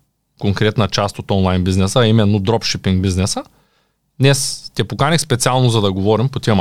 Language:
Bulgarian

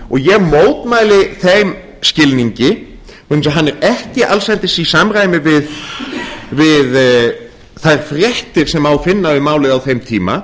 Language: Icelandic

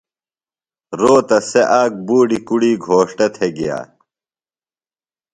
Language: Phalura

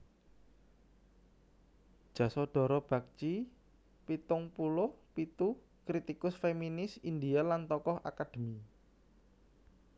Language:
Javanese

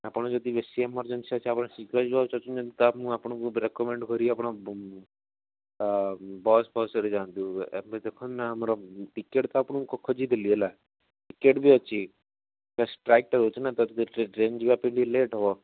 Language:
Odia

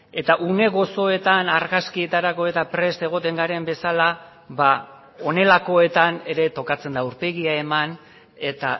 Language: Basque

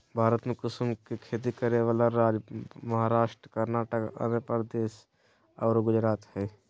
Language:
Magahi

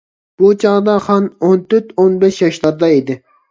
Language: Uyghur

